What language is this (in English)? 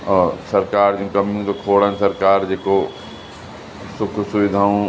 Sindhi